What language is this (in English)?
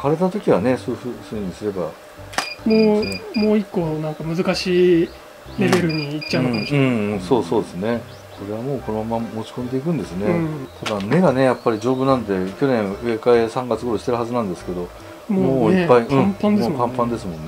Japanese